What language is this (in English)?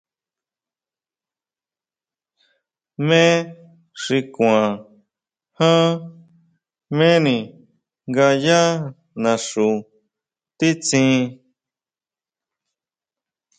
Huautla Mazatec